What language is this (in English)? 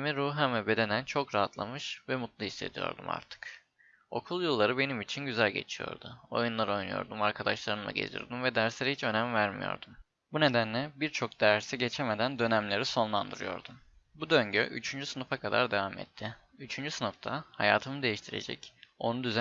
Turkish